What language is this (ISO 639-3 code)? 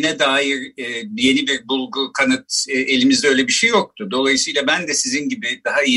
tur